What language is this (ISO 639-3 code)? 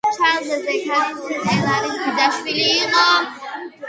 kat